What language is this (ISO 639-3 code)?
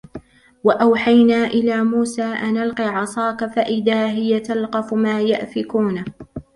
ara